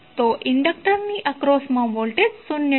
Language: Gujarati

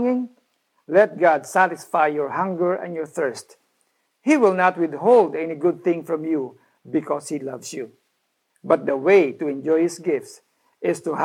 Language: Filipino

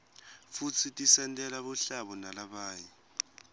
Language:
Swati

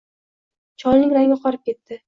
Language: Uzbek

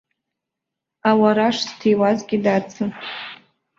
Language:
Abkhazian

